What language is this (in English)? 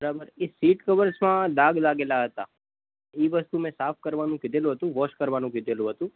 Gujarati